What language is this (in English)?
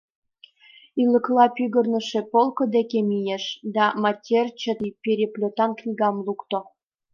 Mari